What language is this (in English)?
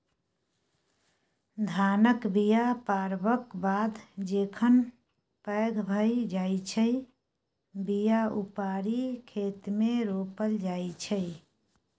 Maithili